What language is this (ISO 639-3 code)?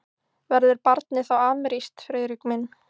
isl